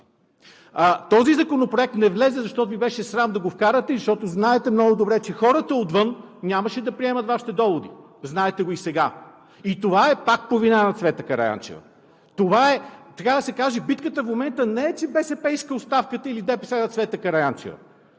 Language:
Bulgarian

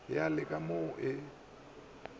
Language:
Northern Sotho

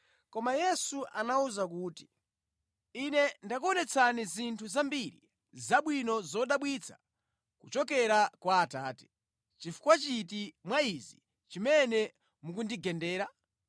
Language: Nyanja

